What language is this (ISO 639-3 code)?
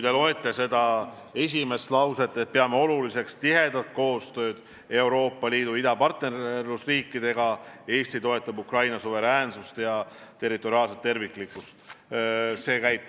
est